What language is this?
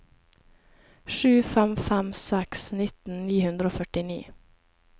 Norwegian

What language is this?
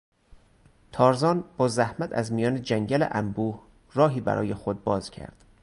Persian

